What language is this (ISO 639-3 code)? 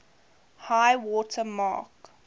eng